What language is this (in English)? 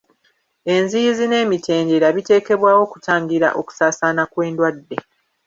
Ganda